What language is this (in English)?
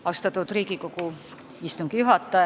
Estonian